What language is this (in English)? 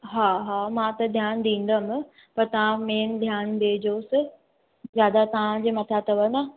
Sindhi